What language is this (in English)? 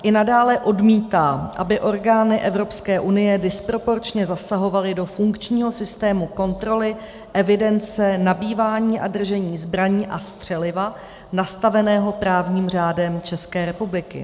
Czech